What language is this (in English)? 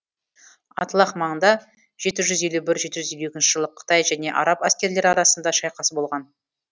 Kazakh